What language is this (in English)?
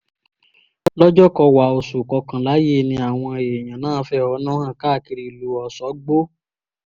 Yoruba